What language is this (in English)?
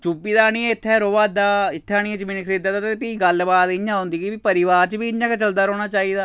Dogri